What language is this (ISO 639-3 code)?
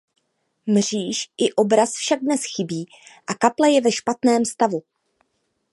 ces